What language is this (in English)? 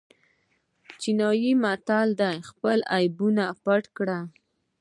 Pashto